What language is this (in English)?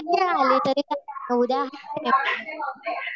Marathi